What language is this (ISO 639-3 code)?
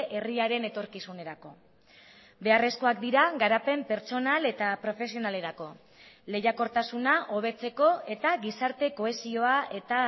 eus